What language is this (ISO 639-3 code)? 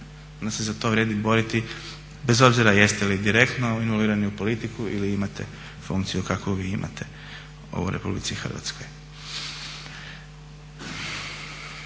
hrv